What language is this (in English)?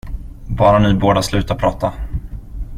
Swedish